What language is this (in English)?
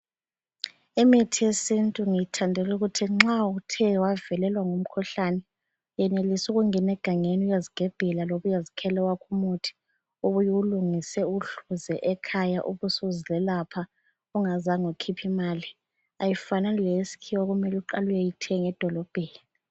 North Ndebele